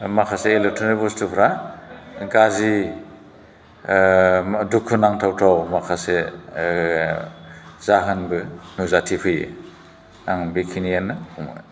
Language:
Bodo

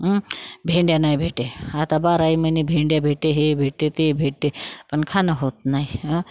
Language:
Marathi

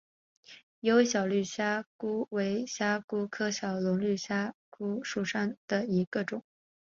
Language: Chinese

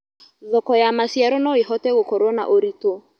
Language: Kikuyu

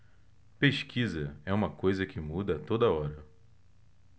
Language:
Portuguese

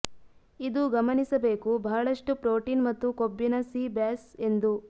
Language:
Kannada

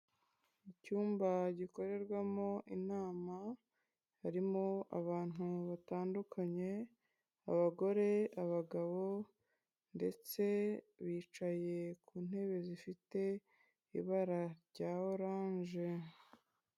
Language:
Kinyarwanda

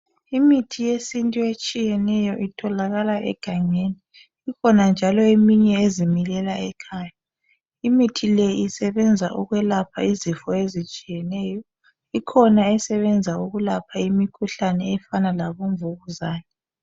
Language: North Ndebele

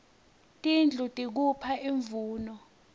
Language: Swati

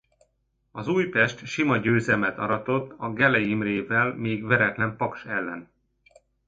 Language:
Hungarian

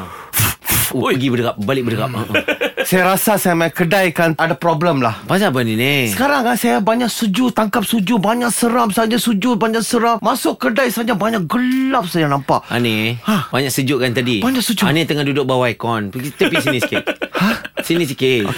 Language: Malay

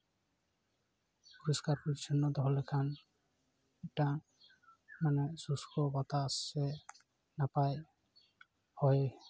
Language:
Santali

